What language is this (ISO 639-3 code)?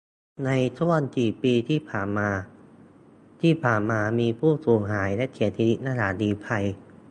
tha